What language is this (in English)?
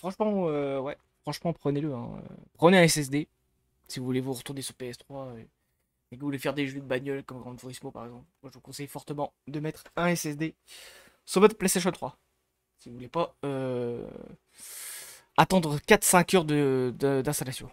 French